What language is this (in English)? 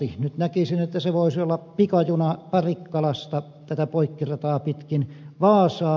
Finnish